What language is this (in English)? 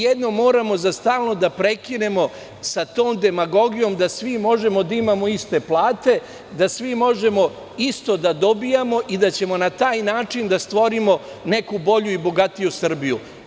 Serbian